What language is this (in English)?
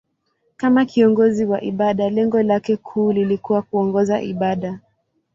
Swahili